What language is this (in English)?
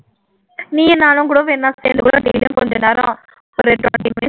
Tamil